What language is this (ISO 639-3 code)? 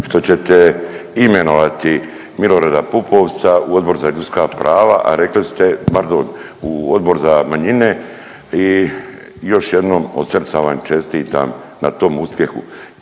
hrv